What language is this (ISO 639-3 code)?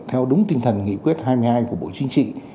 vie